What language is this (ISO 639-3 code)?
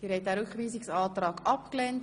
gsw